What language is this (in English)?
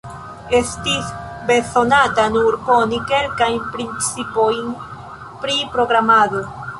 Esperanto